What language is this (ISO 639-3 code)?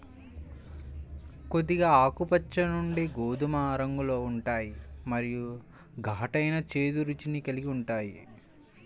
tel